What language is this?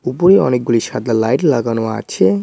Bangla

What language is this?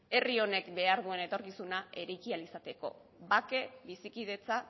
Basque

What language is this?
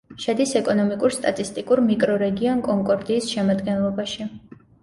Georgian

